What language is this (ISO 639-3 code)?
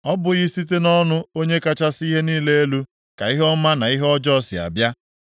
ibo